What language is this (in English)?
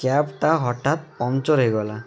Odia